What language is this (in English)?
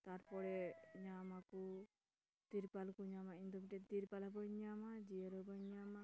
Santali